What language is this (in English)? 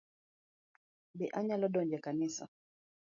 Luo (Kenya and Tanzania)